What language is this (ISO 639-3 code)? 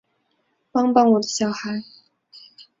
zho